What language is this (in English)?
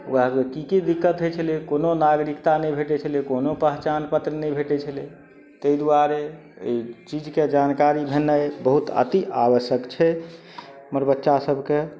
Maithili